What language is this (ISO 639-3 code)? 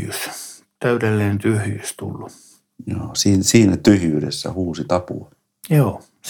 fin